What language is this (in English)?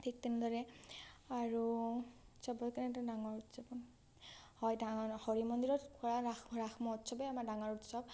Assamese